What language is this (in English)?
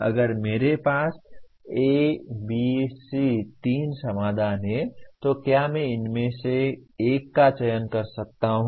Hindi